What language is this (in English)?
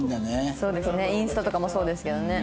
Japanese